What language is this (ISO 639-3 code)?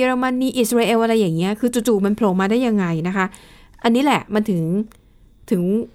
tha